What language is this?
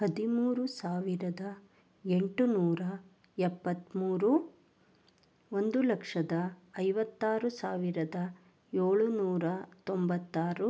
Kannada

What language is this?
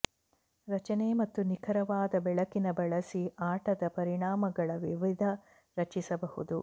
Kannada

